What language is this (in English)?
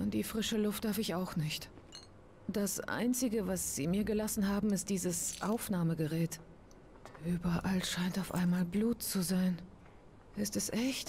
German